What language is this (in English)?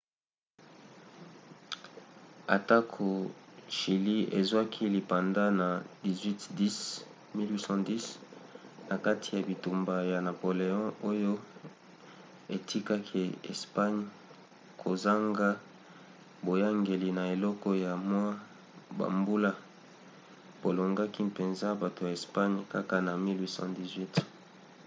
Lingala